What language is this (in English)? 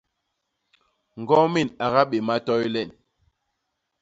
Basaa